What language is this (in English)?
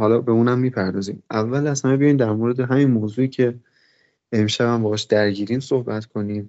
Persian